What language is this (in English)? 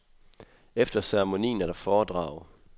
Danish